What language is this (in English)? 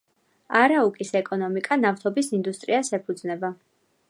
Georgian